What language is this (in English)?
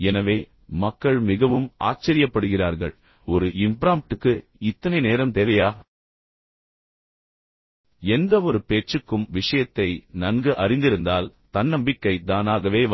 Tamil